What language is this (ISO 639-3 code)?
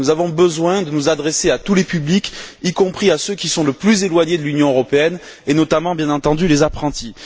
fra